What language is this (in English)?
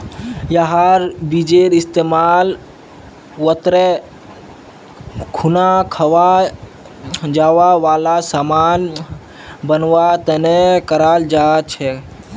Magahi